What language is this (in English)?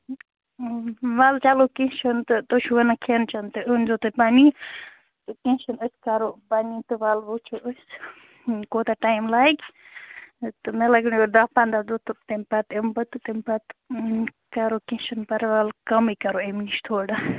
Kashmiri